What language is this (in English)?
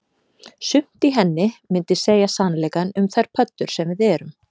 Icelandic